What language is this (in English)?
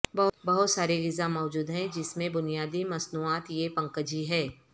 Urdu